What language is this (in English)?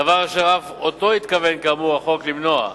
Hebrew